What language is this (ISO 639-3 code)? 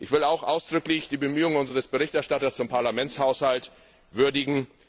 deu